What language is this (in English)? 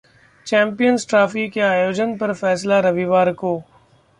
Hindi